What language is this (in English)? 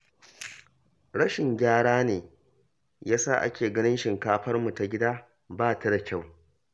Hausa